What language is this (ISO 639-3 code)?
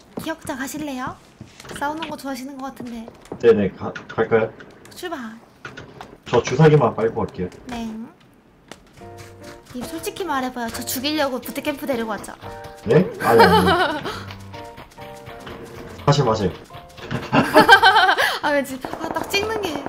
kor